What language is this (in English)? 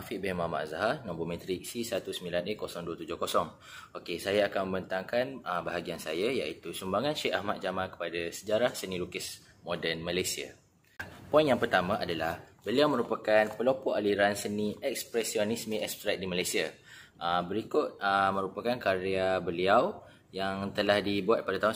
Malay